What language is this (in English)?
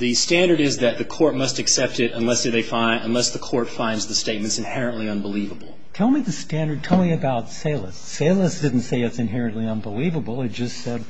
English